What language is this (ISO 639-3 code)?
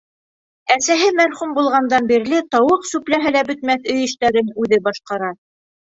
bak